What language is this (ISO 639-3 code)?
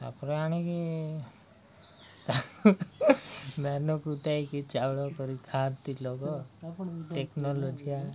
ori